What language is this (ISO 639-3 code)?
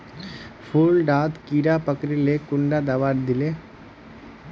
mag